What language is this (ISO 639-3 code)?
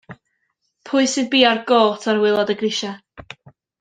cym